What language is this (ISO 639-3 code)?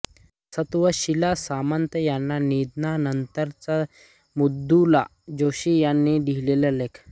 mar